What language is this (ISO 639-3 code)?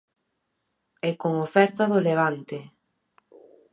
glg